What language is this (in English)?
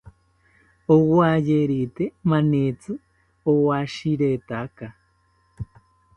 South Ucayali Ashéninka